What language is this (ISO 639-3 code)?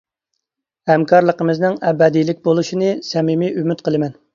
uig